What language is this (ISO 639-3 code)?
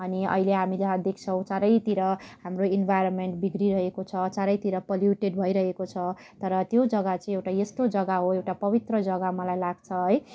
nep